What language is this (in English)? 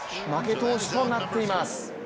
Japanese